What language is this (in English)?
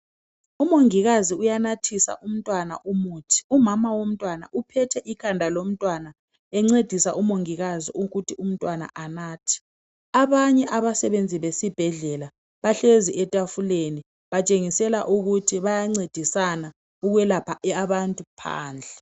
North Ndebele